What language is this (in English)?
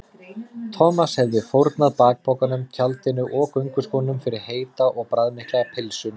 Icelandic